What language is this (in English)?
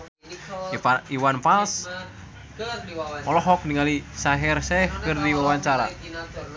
Sundanese